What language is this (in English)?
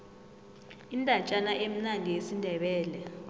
South Ndebele